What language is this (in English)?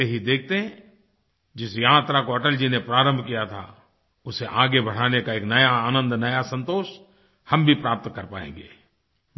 Hindi